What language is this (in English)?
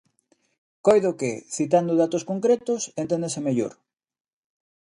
Galician